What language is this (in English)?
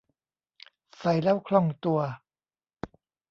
Thai